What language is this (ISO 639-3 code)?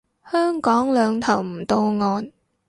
yue